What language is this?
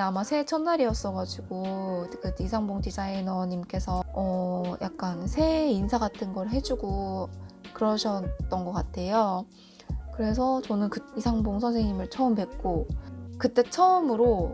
Korean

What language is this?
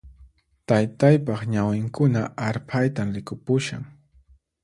Puno Quechua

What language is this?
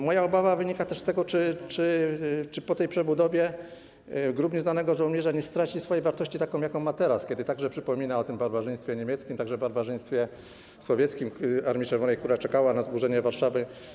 Polish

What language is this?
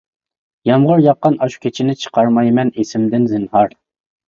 Uyghur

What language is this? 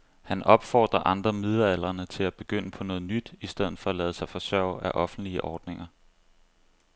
Danish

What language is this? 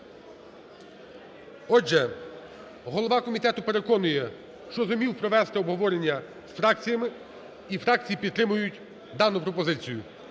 Ukrainian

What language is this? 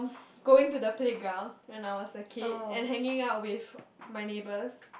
English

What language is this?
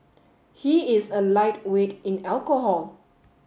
English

